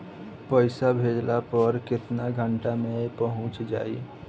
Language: Bhojpuri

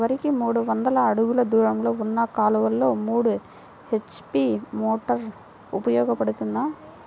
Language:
Telugu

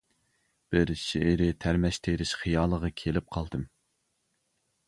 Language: Uyghur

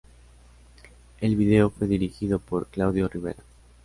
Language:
Spanish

